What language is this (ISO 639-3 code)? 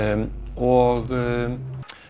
isl